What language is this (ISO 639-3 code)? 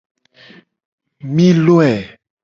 gej